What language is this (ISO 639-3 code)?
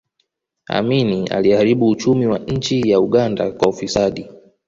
swa